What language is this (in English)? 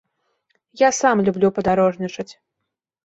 Belarusian